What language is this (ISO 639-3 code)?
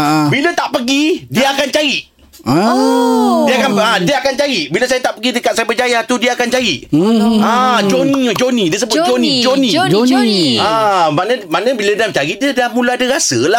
msa